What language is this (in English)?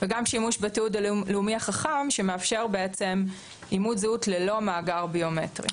Hebrew